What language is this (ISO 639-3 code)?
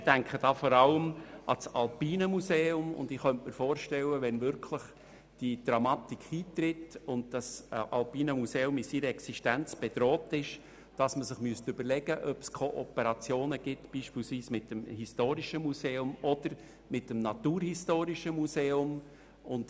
gsw